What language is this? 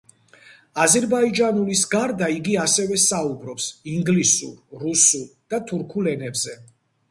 Georgian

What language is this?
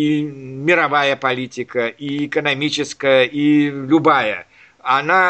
Russian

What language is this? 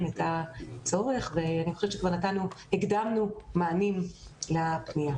Hebrew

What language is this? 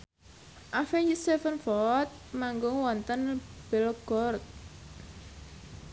Javanese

